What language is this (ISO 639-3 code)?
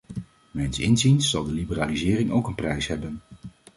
nld